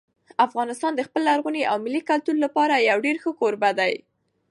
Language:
Pashto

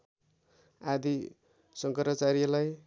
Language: Nepali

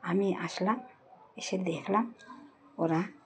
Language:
Bangla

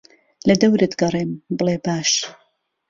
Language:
Central Kurdish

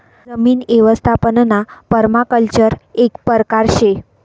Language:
Marathi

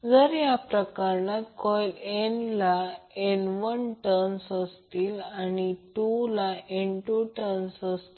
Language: Marathi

